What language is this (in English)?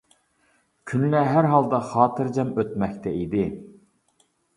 Uyghur